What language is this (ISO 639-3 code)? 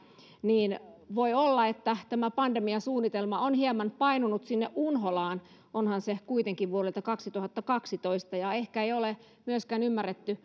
fin